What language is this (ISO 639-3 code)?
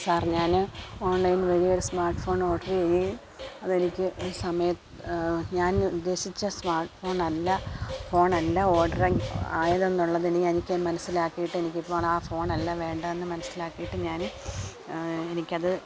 mal